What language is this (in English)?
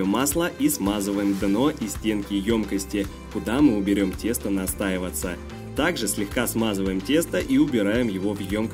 Russian